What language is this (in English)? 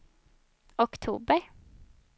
Swedish